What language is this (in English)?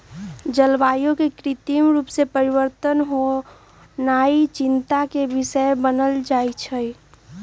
Magahi